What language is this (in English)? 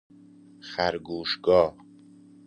Persian